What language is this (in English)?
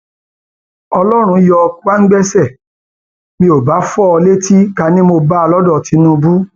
Yoruba